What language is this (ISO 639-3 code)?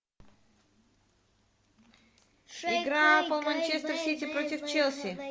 rus